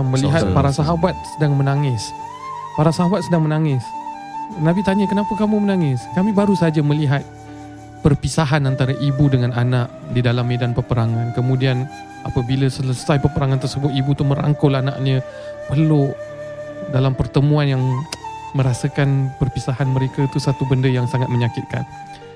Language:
Malay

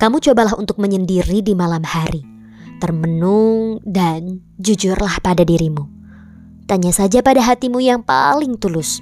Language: Indonesian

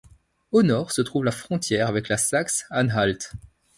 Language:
French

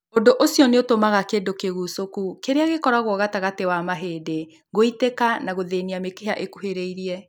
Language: Kikuyu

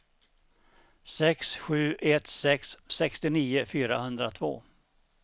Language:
Swedish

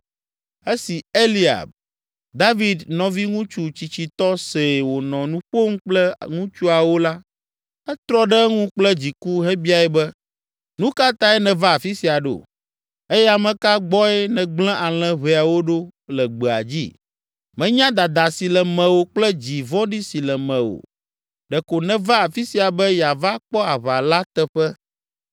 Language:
Ewe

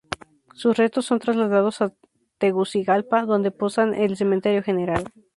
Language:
Spanish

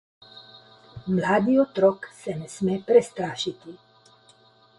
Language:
Slovenian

